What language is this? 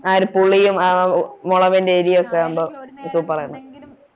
Malayalam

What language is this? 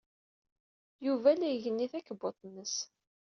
Kabyle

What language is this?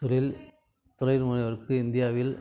Tamil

